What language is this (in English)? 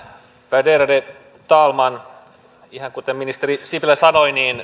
Finnish